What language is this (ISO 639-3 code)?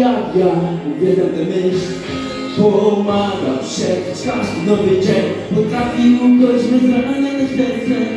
pol